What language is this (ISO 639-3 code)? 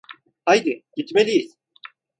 tur